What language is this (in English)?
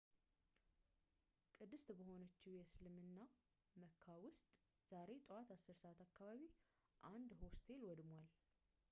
Amharic